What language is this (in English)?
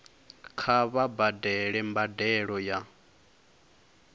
Venda